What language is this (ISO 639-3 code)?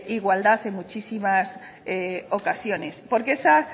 spa